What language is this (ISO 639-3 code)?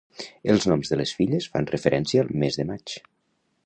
cat